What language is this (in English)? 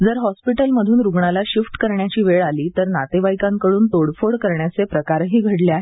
Marathi